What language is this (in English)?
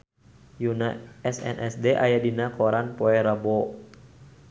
Sundanese